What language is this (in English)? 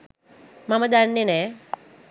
Sinhala